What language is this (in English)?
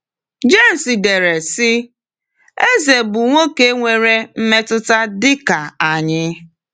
Igbo